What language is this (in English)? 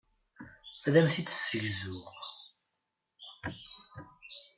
Kabyle